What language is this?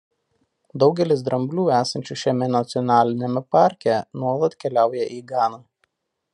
Lithuanian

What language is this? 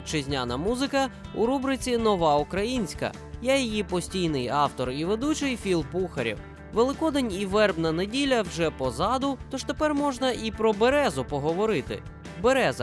Ukrainian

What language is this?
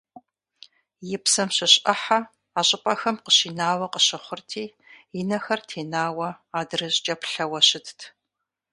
Kabardian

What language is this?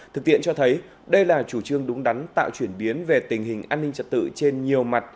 Vietnamese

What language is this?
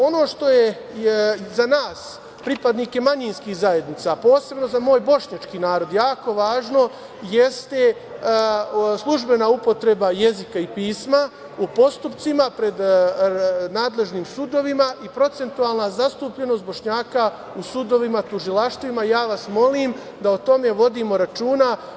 Serbian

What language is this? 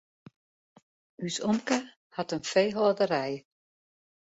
Western Frisian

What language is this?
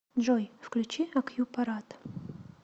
Russian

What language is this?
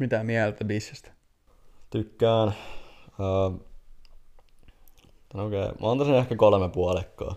Finnish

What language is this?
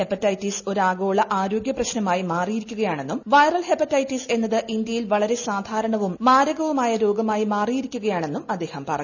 Malayalam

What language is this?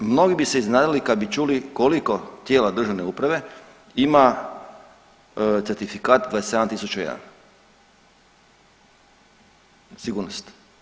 Croatian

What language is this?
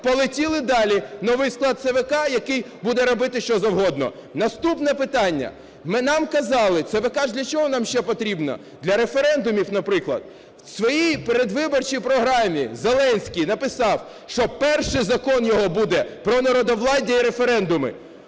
Ukrainian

